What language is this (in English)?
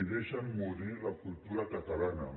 Catalan